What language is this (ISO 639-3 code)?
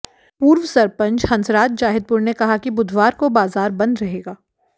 hin